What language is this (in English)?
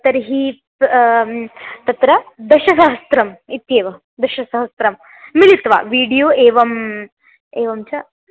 Sanskrit